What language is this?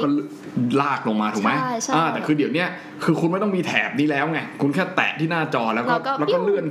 Thai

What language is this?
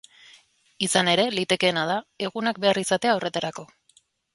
Basque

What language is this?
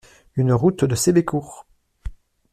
French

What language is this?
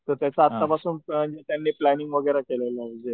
Marathi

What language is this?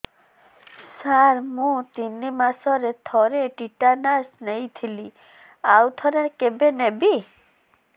Odia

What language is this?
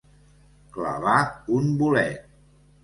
Catalan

